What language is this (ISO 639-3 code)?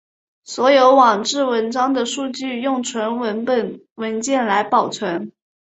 zho